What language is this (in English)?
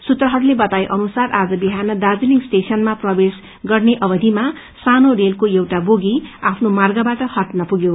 Nepali